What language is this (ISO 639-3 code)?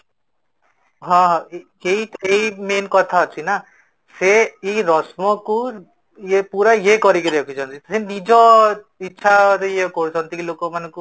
ori